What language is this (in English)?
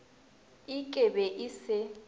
Northern Sotho